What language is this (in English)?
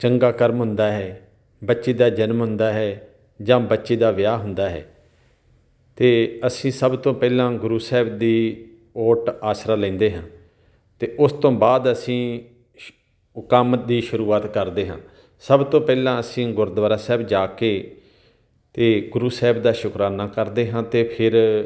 Punjabi